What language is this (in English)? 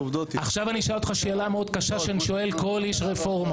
Hebrew